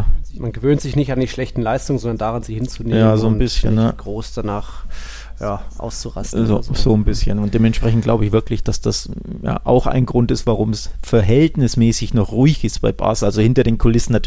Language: German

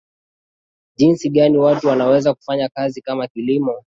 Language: Swahili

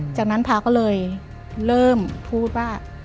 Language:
Thai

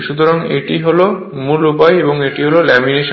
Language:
Bangla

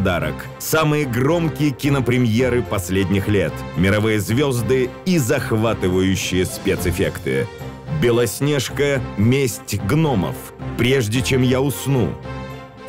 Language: Russian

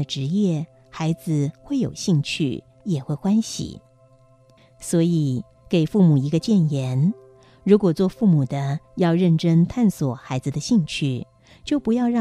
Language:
Chinese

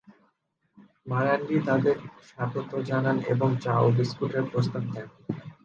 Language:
Bangla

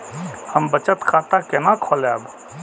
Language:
Maithili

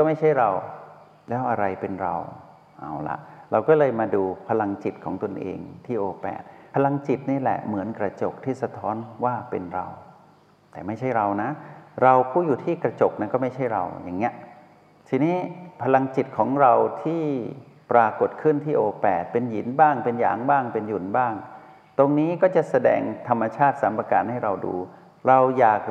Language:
Thai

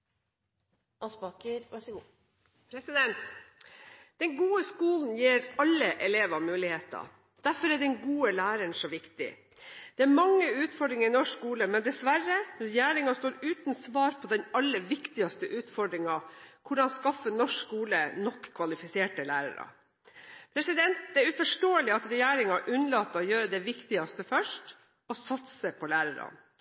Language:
Norwegian Bokmål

